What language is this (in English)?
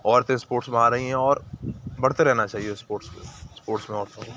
Urdu